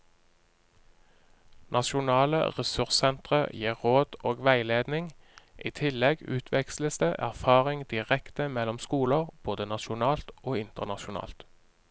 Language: Norwegian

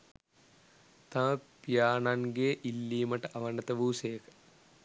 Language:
Sinhala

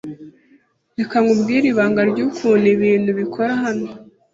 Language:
Kinyarwanda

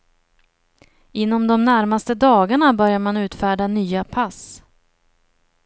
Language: Swedish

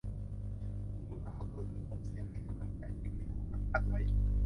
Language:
Thai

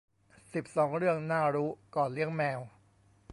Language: Thai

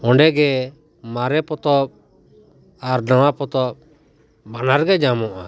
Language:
Santali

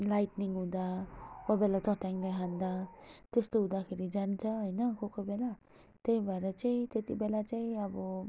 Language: Nepali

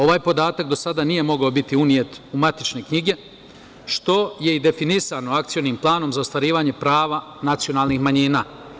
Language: Serbian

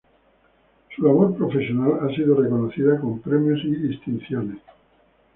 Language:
Spanish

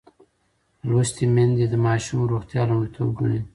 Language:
Pashto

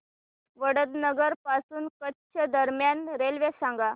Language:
Marathi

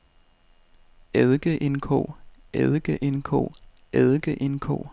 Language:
Danish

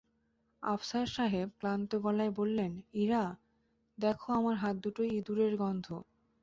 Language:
Bangla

